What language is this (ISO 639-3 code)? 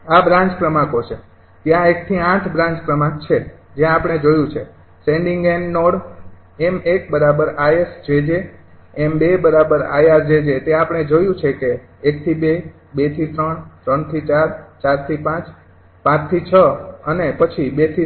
guj